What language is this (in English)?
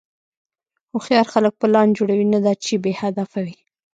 Pashto